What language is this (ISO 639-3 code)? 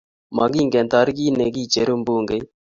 kln